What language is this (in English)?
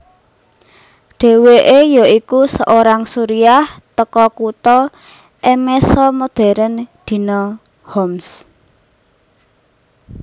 Javanese